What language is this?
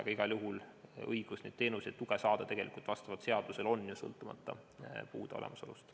Estonian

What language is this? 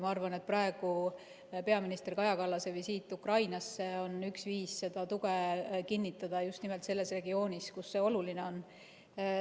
Estonian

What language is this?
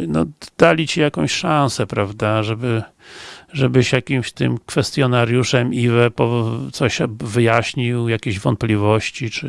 Polish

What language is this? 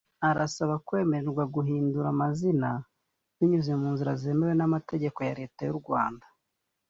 Kinyarwanda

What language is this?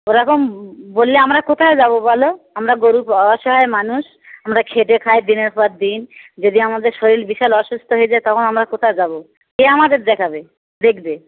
Bangla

